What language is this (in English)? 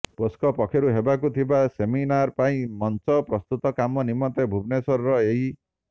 Odia